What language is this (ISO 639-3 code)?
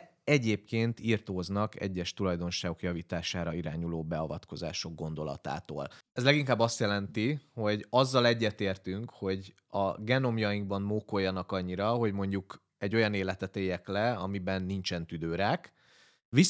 hun